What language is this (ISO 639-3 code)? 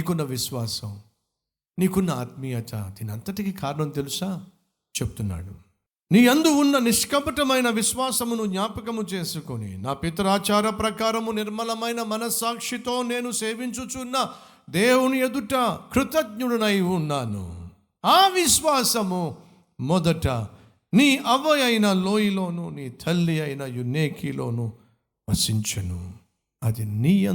tel